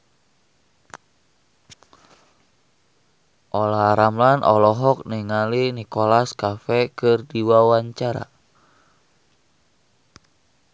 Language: Sundanese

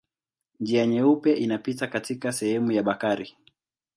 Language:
Swahili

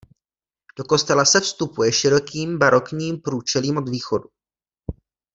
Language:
Czech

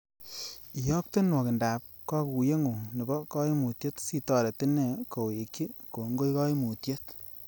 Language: Kalenjin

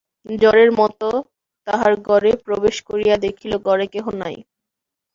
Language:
Bangla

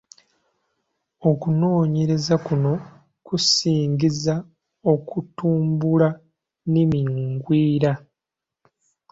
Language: Ganda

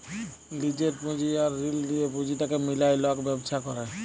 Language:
Bangla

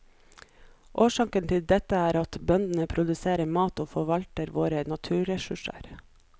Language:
Norwegian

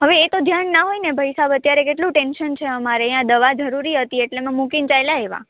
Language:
Gujarati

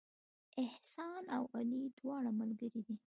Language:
Pashto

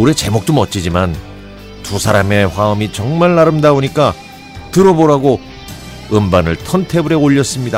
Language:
Korean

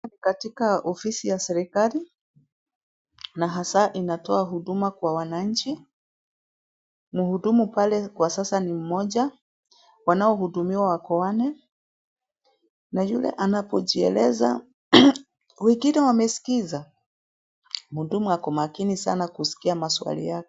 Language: Swahili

